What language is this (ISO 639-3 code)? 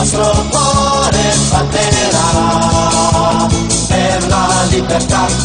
vie